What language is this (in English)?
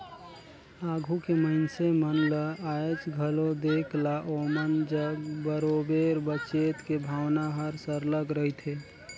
Chhattisgarhi